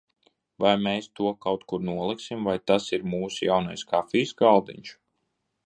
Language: Latvian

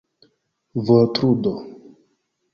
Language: Esperanto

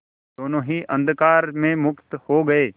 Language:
Hindi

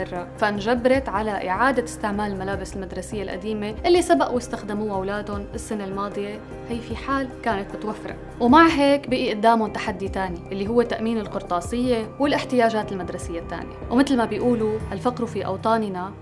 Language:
Arabic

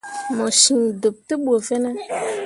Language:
Mundang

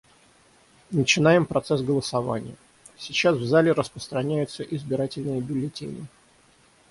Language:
Russian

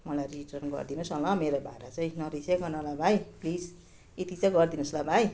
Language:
Nepali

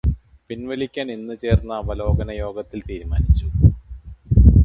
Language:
Malayalam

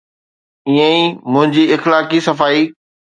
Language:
Sindhi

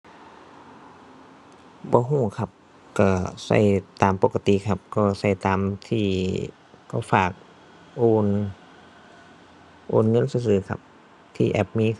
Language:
Thai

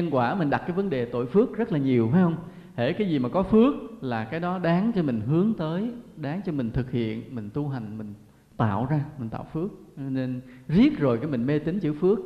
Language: Vietnamese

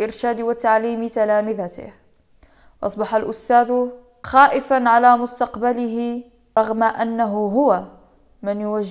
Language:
Arabic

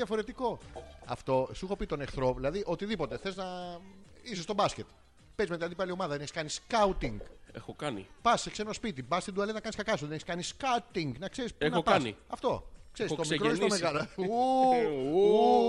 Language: Greek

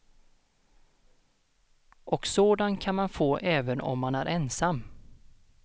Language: Swedish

